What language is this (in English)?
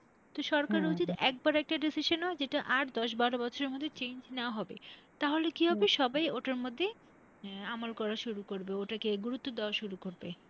Bangla